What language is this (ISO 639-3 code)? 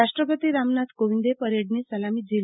guj